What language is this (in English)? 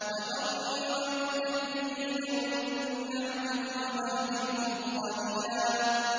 Arabic